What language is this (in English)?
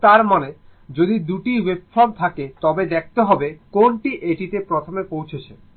Bangla